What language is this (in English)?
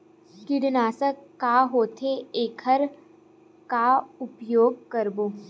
Chhattisgarhi